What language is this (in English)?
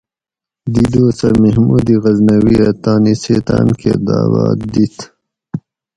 Gawri